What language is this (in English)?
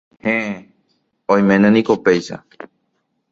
Guarani